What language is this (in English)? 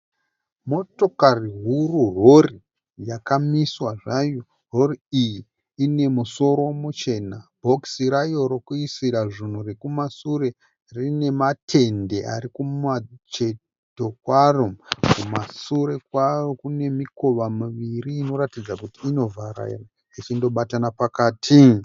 Shona